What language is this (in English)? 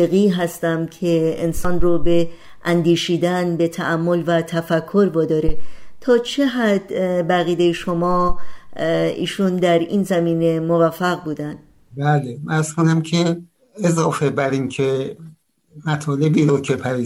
Persian